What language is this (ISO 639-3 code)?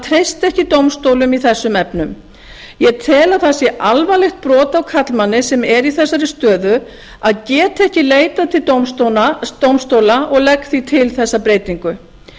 isl